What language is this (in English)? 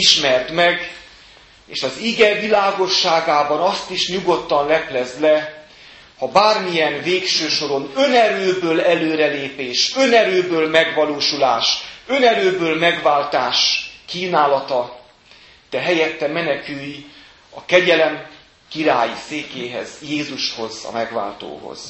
Hungarian